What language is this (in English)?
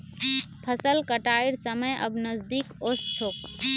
Magahi